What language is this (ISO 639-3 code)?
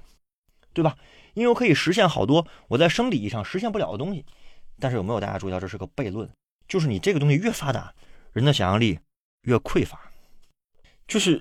zho